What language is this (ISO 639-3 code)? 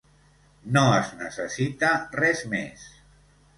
cat